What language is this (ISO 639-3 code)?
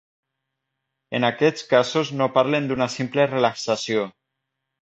cat